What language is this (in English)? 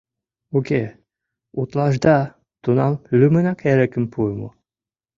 Mari